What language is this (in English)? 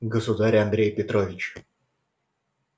Russian